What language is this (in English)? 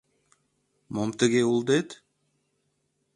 Mari